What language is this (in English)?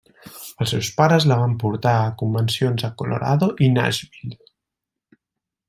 Catalan